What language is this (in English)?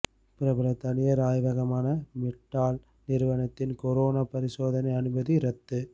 Tamil